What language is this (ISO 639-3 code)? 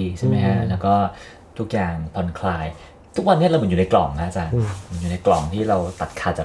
tha